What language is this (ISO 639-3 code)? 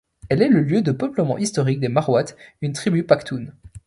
fra